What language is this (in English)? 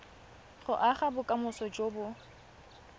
Tswana